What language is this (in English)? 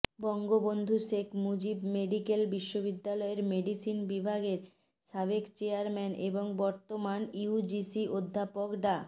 Bangla